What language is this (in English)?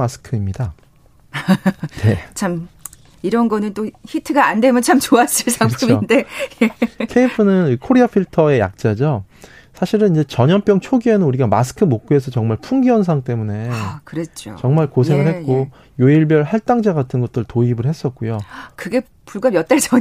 Korean